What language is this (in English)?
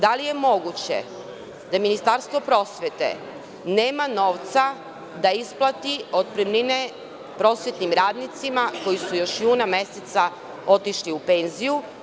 Serbian